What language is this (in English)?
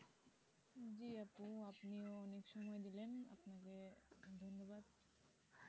Bangla